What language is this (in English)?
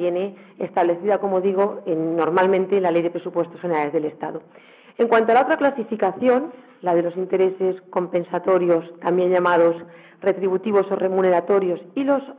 Spanish